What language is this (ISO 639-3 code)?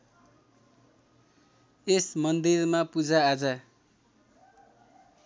nep